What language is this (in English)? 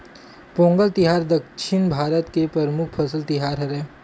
Chhattisgarhi